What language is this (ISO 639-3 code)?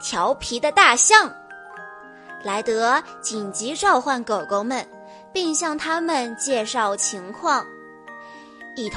zho